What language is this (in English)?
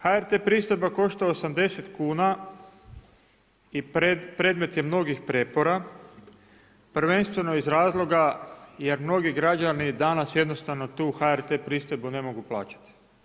Croatian